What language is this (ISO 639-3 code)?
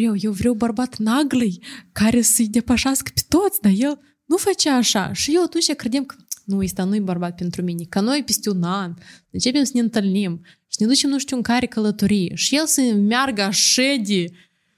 ron